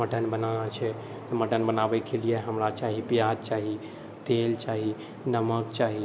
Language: Maithili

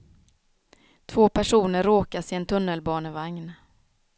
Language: Swedish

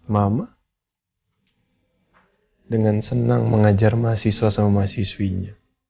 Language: Indonesian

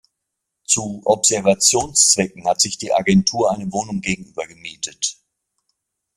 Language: German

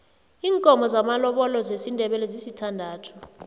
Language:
South Ndebele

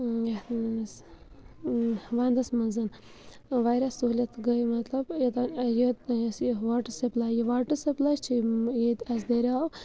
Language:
Kashmiri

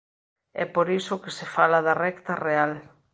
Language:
Galician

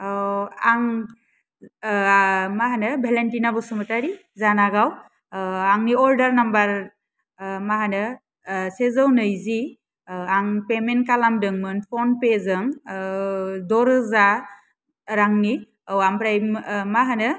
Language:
Bodo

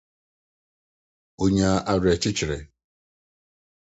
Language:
Akan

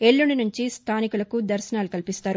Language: Telugu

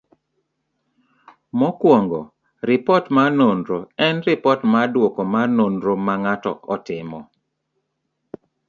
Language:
Luo (Kenya and Tanzania)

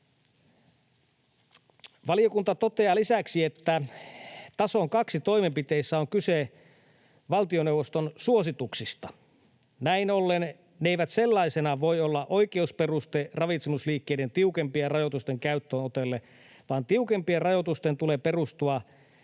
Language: Finnish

